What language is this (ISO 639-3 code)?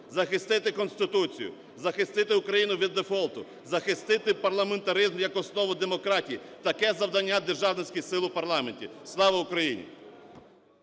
ukr